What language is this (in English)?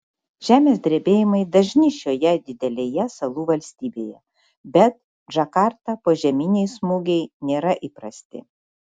Lithuanian